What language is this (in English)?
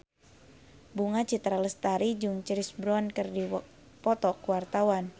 Sundanese